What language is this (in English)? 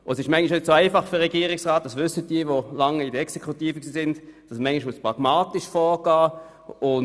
Swiss German